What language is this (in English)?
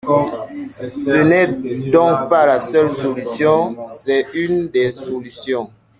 French